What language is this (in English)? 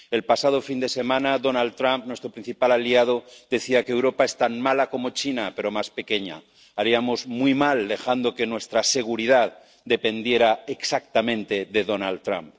Spanish